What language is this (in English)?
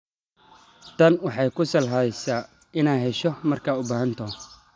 Somali